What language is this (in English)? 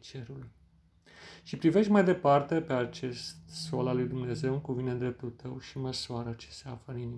Romanian